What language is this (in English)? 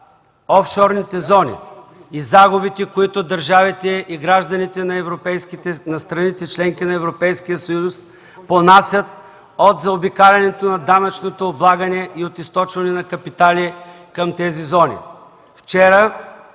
Bulgarian